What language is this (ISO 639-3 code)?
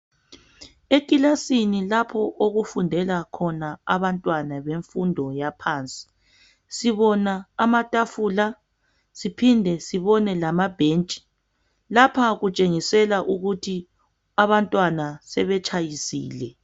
nde